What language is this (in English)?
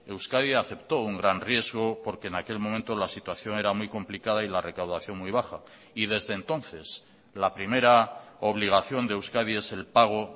Spanish